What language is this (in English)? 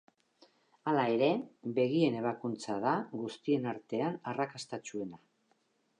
Basque